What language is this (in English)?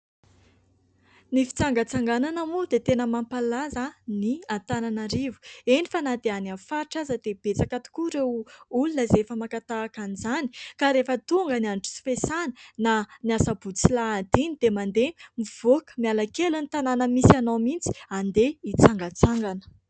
Malagasy